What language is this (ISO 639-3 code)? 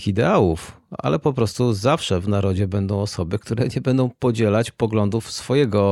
pol